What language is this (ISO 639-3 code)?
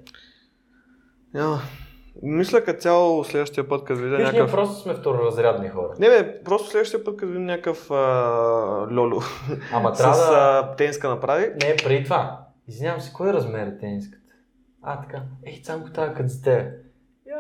bul